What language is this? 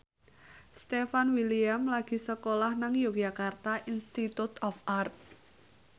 Javanese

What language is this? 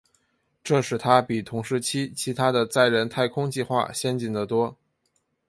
Chinese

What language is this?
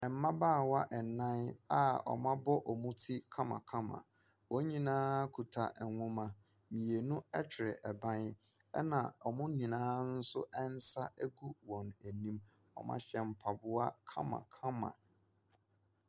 Akan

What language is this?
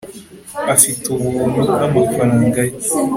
Kinyarwanda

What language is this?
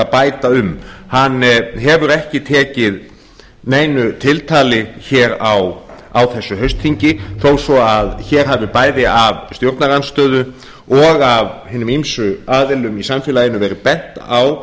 Icelandic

